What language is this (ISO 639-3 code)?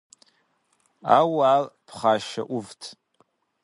kbd